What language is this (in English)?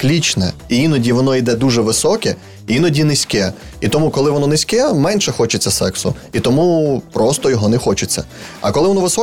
Ukrainian